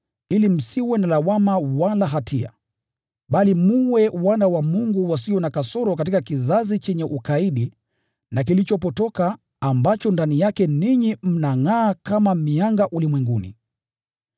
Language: Swahili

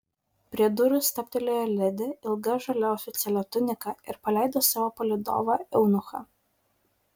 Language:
Lithuanian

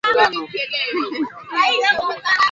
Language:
Swahili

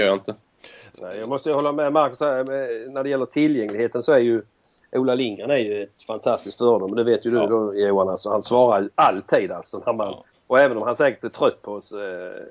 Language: Swedish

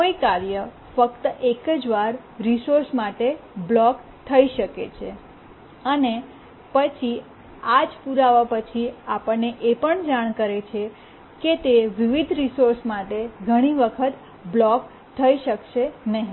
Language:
Gujarati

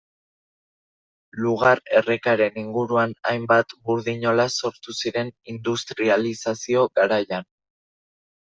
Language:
Basque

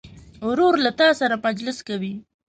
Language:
Pashto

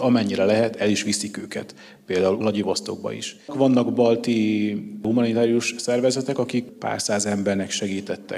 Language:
Hungarian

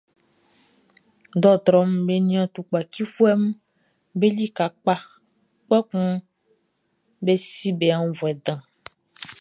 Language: Baoulé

